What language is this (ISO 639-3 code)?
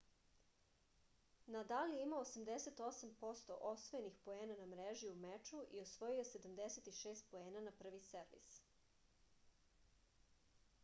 srp